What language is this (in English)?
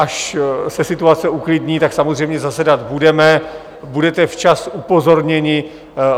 Czech